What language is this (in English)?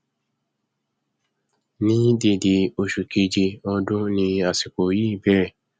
Yoruba